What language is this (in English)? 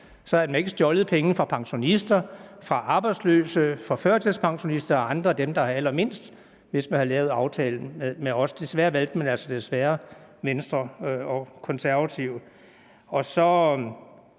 Danish